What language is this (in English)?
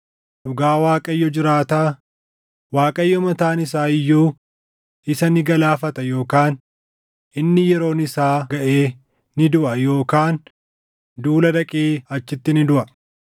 Oromo